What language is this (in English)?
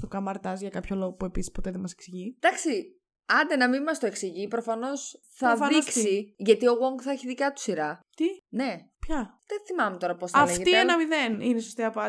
Greek